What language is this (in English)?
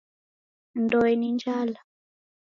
Taita